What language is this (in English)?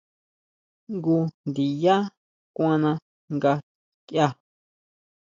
Huautla Mazatec